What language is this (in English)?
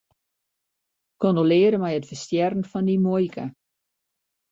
Western Frisian